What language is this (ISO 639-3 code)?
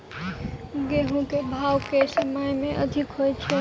mai